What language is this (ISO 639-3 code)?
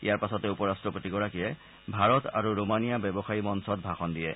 asm